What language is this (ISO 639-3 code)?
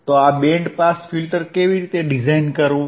guj